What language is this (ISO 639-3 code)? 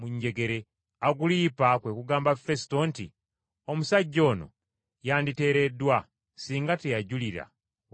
lug